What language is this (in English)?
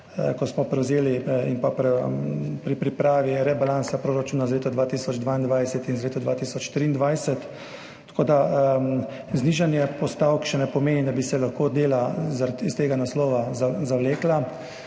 Slovenian